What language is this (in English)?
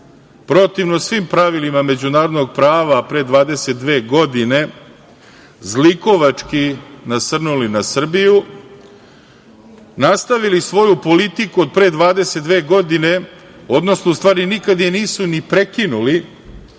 Serbian